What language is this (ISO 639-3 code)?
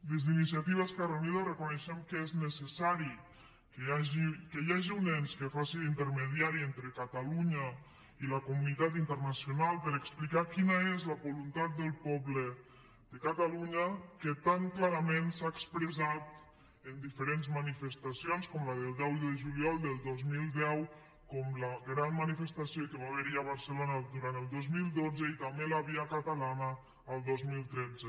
cat